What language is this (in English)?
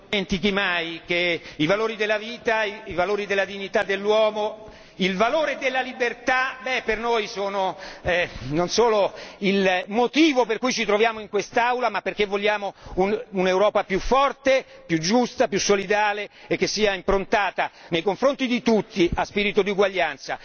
Italian